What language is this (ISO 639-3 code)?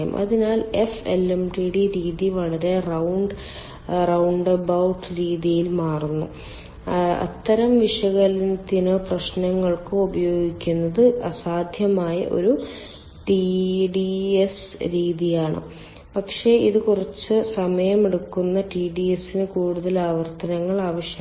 mal